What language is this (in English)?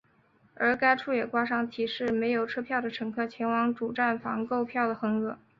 Chinese